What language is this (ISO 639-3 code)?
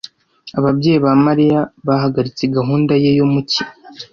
kin